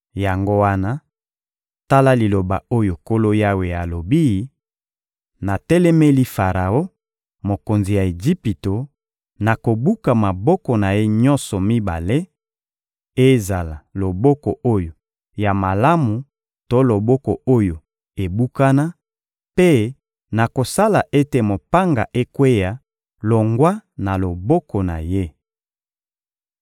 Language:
Lingala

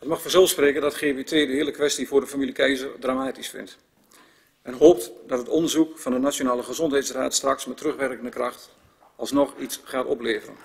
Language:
Dutch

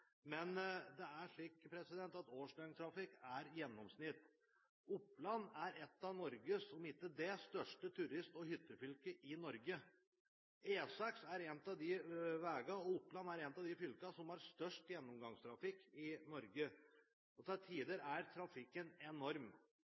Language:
Norwegian Bokmål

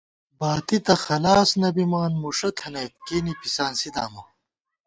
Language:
Gawar-Bati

